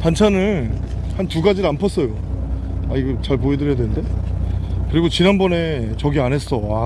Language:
Korean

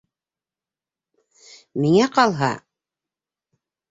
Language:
Bashkir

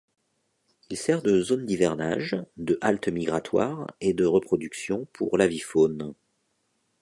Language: French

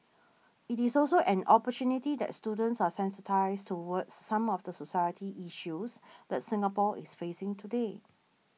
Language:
English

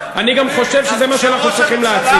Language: Hebrew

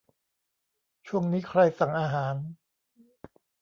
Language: Thai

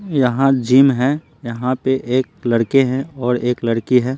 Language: Hindi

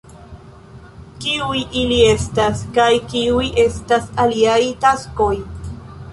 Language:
Esperanto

